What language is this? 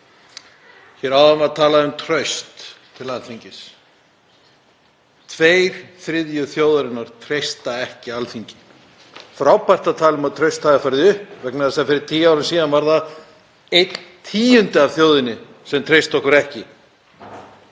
Icelandic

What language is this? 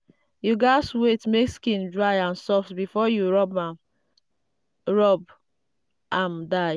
Nigerian Pidgin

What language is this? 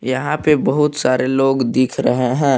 Hindi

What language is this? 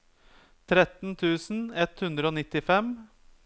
Norwegian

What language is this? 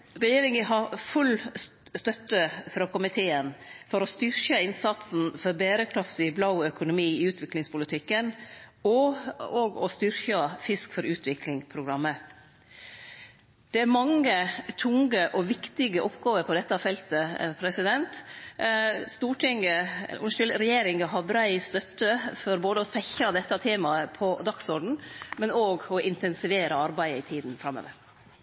Norwegian Nynorsk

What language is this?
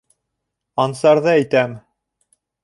Bashkir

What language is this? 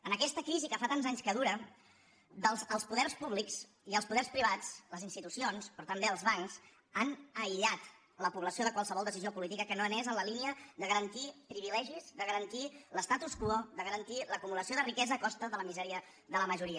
Catalan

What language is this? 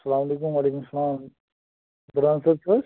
Kashmiri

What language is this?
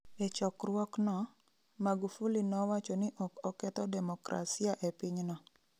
Luo (Kenya and Tanzania)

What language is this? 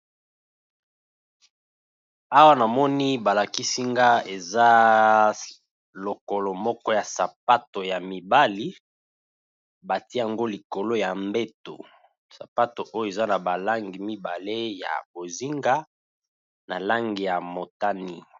Lingala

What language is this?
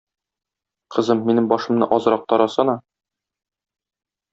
Tatar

